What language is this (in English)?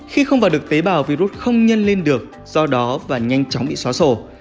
Vietnamese